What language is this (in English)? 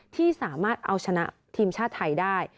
Thai